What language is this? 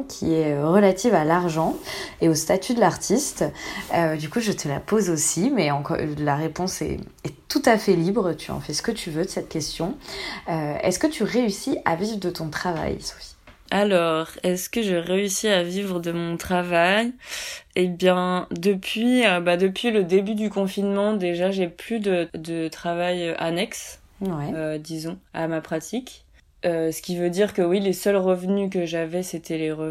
French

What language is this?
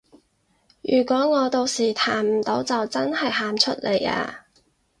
Cantonese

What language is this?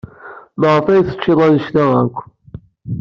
Kabyle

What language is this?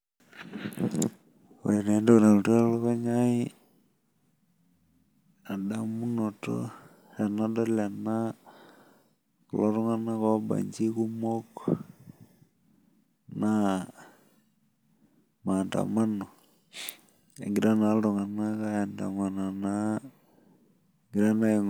Masai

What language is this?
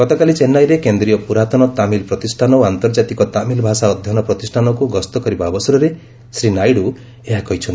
Odia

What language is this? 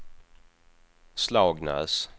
Swedish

